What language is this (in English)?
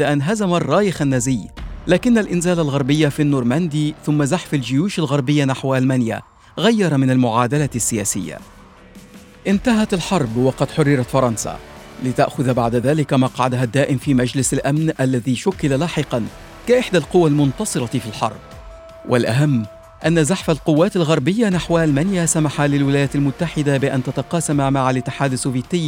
Arabic